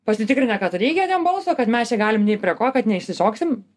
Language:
Lithuanian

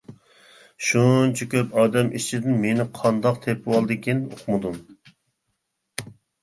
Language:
Uyghur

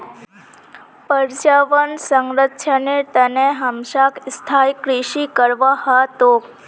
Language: Magahi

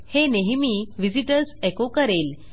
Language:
Marathi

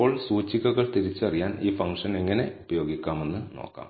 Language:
Malayalam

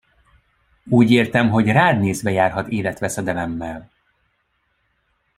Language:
Hungarian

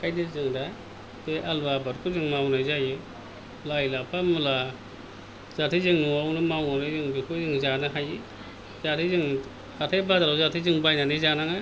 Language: Bodo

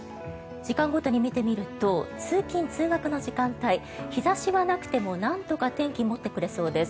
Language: Japanese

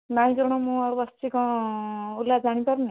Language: Odia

